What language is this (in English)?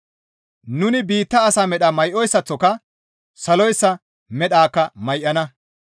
Gamo